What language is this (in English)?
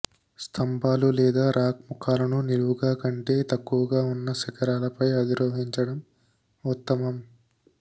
Telugu